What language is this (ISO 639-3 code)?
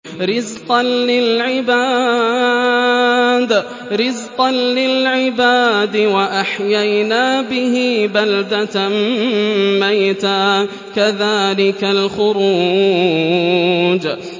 ara